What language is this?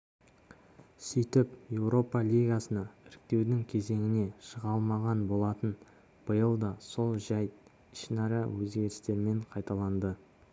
Kazakh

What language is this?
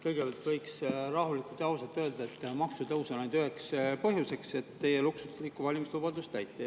Estonian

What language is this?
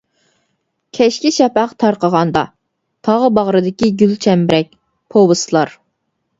Uyghur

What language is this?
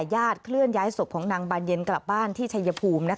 Thai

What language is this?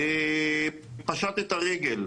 Hebrew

